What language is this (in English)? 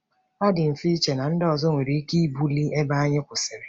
Igbo